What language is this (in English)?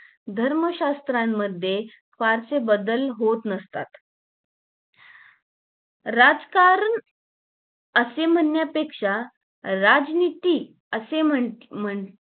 Marathi